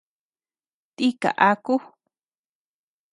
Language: Tepeuxila Cuicatec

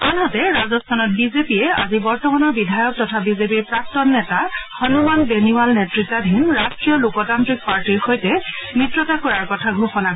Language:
Assamese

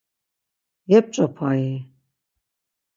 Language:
Laz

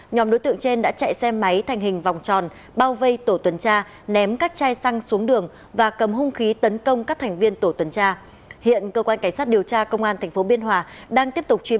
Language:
Vietnamese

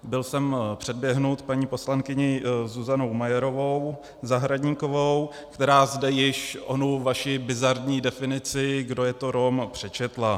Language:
Czech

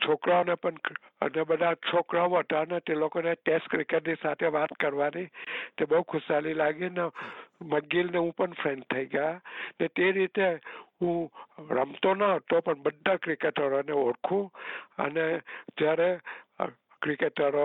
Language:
Gujarati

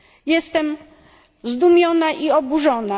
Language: Polish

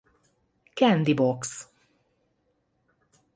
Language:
Hungarian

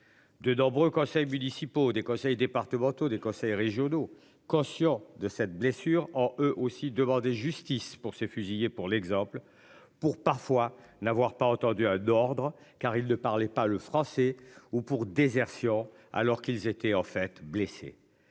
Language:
French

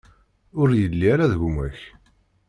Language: Kabyle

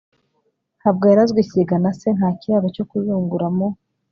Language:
Kinyarwanda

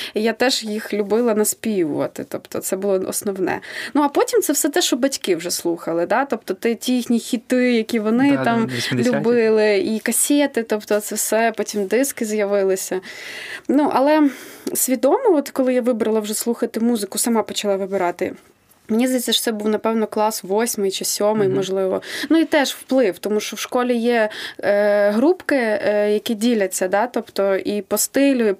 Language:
Ukrainian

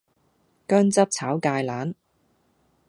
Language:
Cantonese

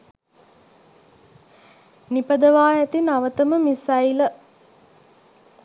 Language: Sinhala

